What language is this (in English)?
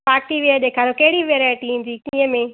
Sindhi